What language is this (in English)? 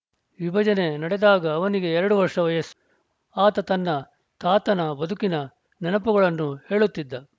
Kannada